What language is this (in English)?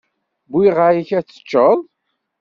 Kabyle